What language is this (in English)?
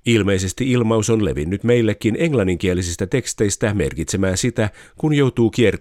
Finnish